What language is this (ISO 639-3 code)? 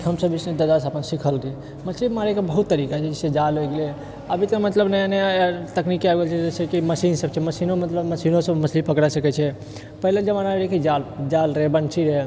mai